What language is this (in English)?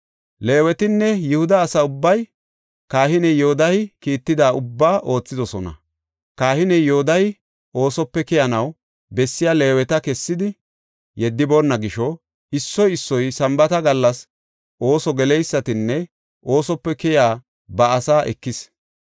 Gofa